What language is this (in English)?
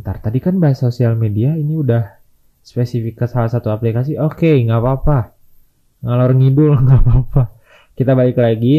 Indonesian